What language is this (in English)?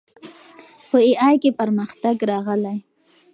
Pashto